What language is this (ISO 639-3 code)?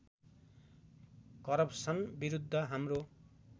nep